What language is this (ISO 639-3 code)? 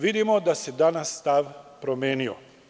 srp